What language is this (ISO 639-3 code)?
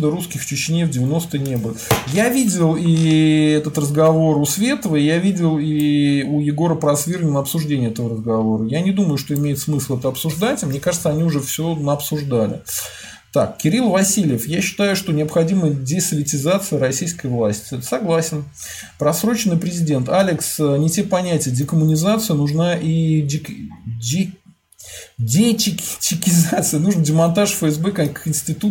rus